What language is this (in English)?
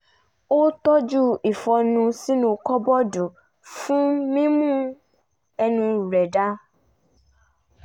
Yoruba